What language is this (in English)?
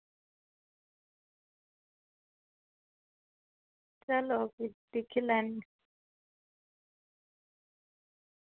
Dogri